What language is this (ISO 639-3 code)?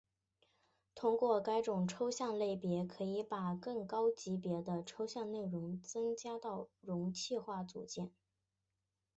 zho